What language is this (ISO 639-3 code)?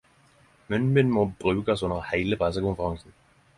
nno